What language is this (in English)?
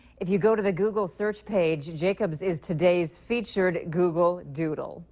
English